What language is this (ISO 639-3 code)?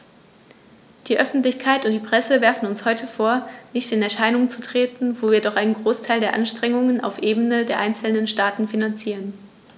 deu